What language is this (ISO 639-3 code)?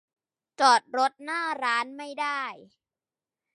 tha